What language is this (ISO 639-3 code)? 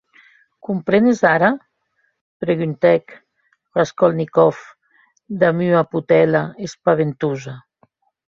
oci